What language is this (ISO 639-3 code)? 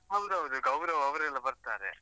kan